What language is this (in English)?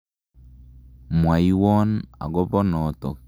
Kalenjin